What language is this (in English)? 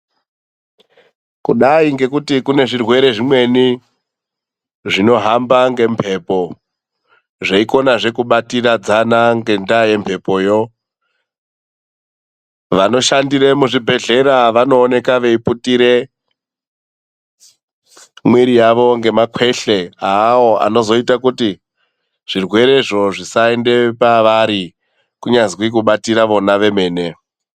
Ndau